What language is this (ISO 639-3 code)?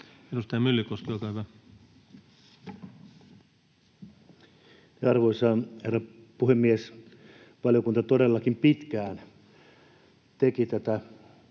fin